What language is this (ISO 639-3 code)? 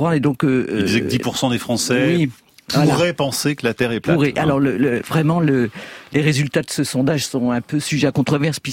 fra